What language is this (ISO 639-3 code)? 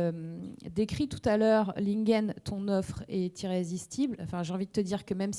fra